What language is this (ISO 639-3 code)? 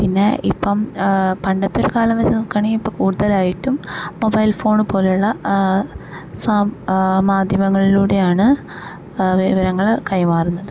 mal